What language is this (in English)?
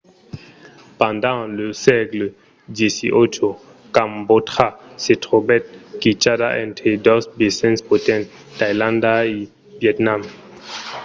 Occitan